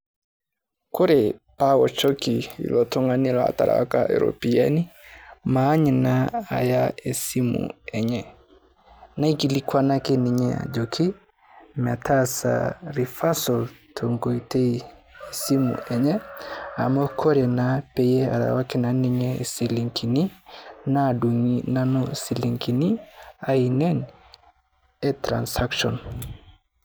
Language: Masai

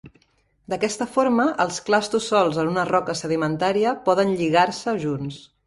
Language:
Catalan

